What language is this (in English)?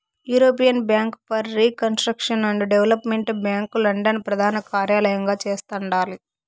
Telugu